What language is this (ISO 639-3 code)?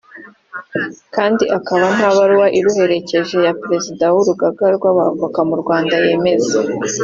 kin